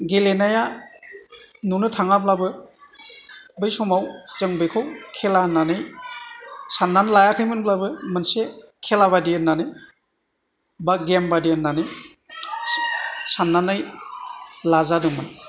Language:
Bodo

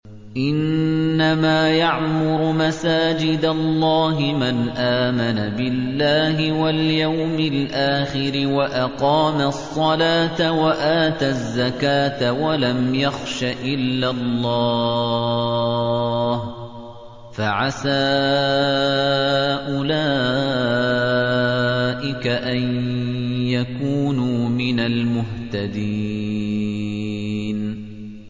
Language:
Arabic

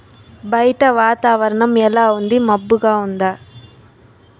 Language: Telugu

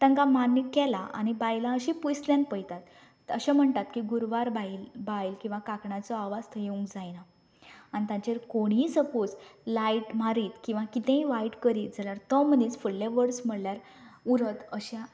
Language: Konkani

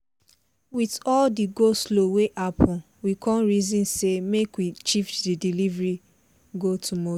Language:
Nigerian Pidgin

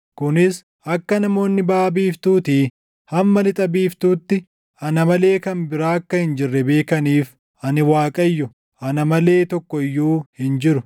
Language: Oromo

